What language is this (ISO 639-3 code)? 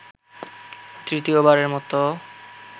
ben